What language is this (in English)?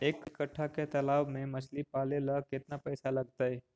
Magahi